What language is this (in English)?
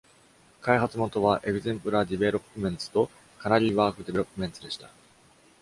Japanese